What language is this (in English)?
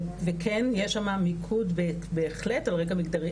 Hebrew